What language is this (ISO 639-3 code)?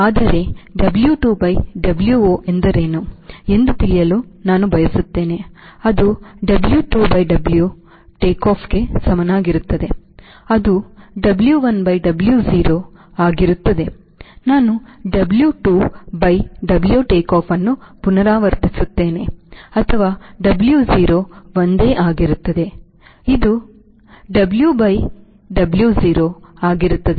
kan